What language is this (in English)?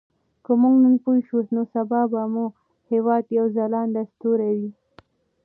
Pashto